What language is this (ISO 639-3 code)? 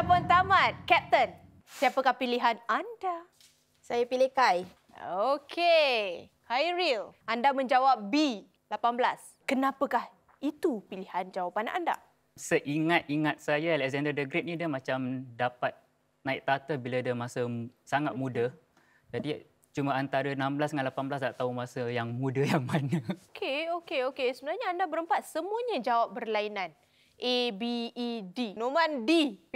msa